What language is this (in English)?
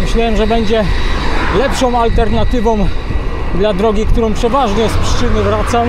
Polish